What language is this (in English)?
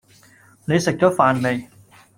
Cantonese